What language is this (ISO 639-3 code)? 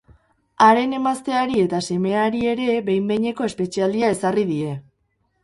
eus